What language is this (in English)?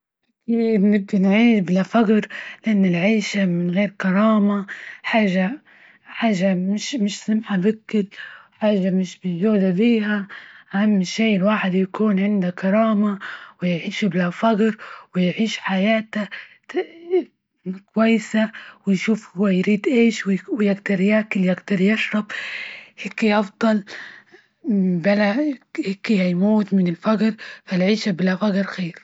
Libyan Arabic